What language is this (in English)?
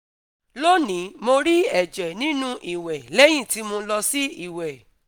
Yoruba